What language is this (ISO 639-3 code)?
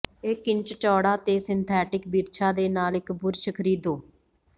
pan